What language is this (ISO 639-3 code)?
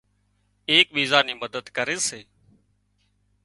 kxp